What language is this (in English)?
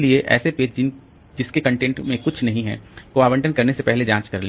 Hindi